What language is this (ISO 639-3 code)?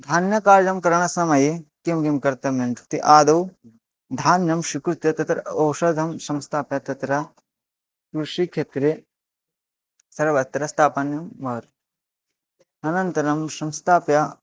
san